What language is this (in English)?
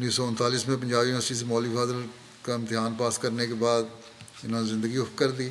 Urdu